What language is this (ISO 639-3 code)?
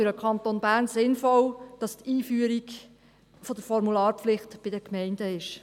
gsw